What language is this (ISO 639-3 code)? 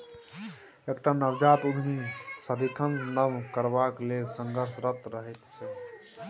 mai